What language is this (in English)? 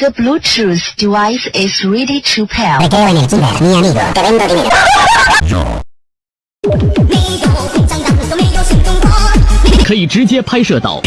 Spanish